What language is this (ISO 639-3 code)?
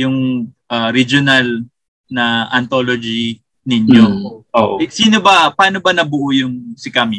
fil